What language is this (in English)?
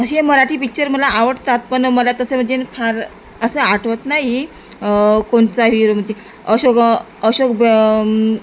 Marathi